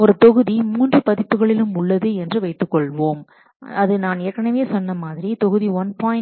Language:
Tamil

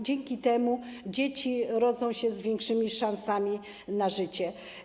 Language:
Polish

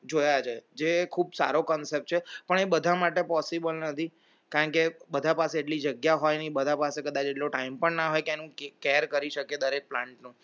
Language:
Gujarati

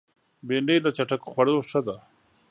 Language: Pashto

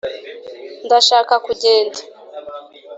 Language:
Kinyarwanda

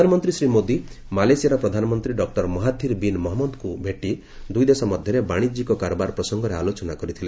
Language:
Odia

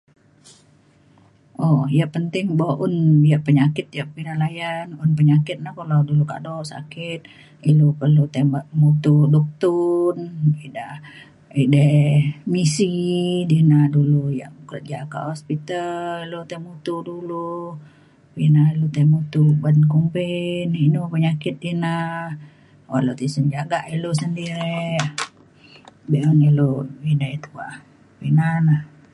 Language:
Mainstream Kenyah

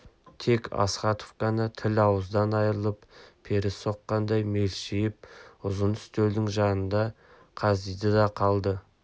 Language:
Kazakh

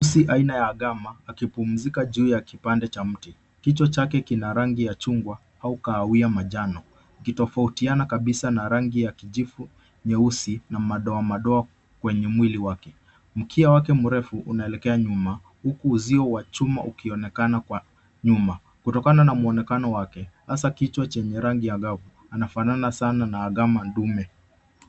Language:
Swahili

